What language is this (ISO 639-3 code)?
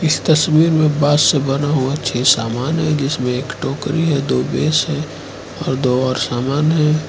hin